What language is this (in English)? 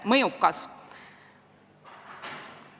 Estonian